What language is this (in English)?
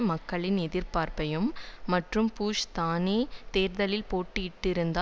Tamil